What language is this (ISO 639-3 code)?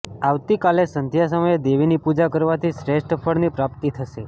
guj